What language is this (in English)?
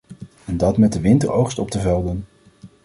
Dutch